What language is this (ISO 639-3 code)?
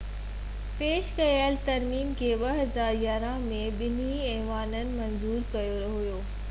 snd